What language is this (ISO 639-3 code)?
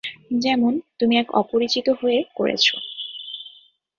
ben